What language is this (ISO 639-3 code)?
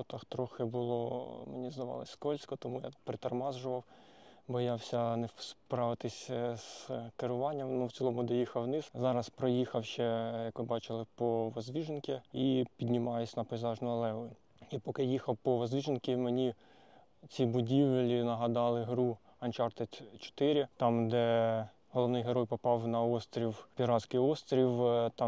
ukr